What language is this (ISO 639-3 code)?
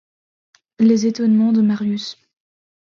fra